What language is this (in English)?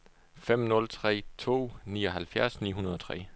Danish